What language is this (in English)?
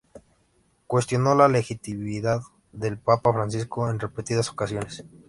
Spanish